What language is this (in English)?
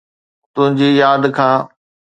Sindhi